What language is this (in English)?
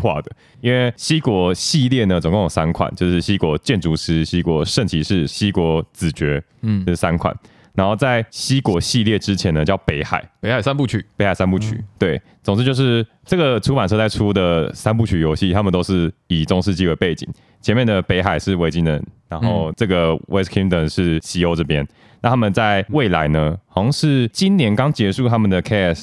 Chinese